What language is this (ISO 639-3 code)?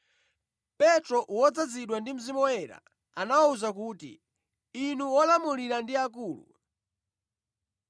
nya